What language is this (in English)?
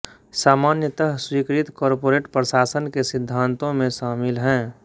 Hindi